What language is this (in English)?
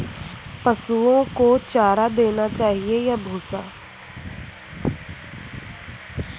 Hindi